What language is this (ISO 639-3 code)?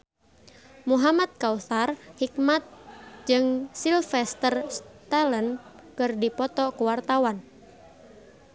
sun